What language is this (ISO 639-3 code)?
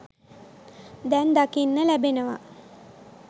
sin